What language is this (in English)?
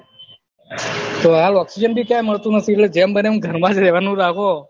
Gujarati